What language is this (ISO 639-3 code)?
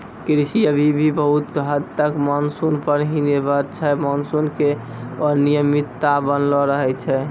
mai